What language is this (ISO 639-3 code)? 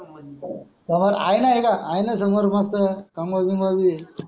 mar